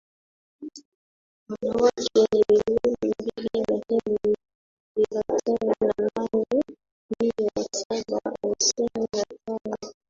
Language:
Swahili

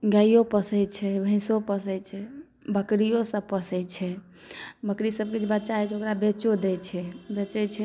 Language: Maithili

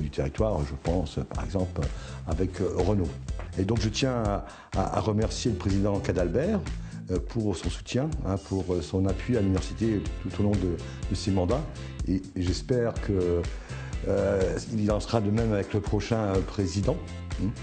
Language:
French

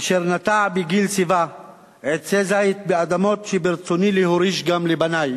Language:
Hebrew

